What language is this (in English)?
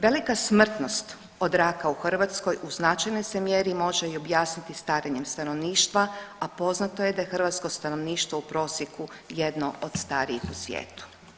Croatian